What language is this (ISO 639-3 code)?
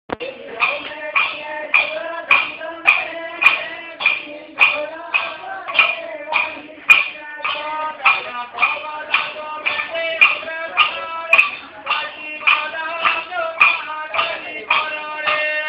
ara